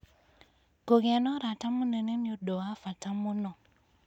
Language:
Kikuyu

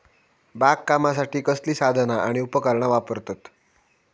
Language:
Marathi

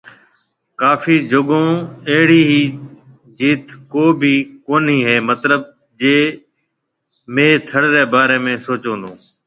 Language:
Marwari (Pakistan)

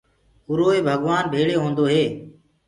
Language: Gurgula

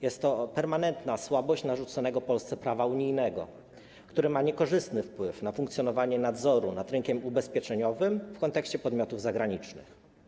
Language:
Polish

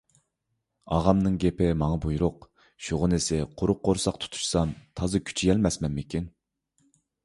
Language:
Uyghur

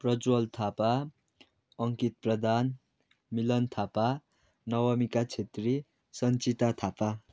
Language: Nepali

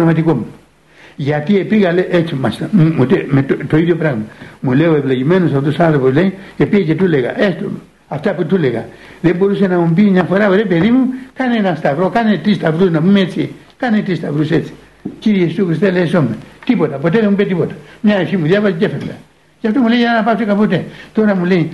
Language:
Greek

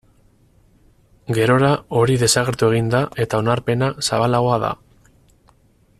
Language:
Basque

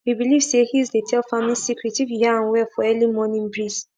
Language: Nigerian Pidgin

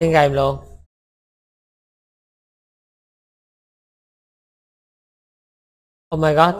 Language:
Vietnamese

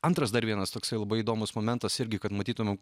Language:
Lithuanian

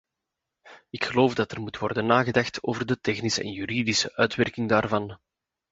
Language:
Dutch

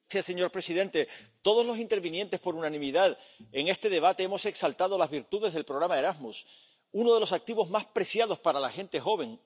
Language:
Spanish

